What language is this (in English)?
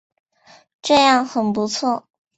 Chinese